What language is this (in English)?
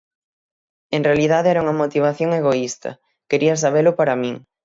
Galician